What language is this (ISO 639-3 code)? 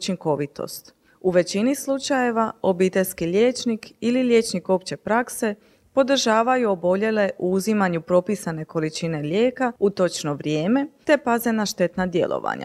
hrv